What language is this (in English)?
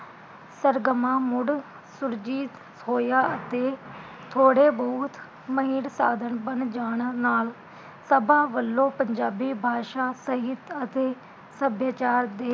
Punjabi